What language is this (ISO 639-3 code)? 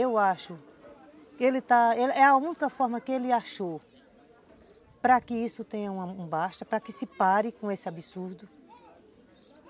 por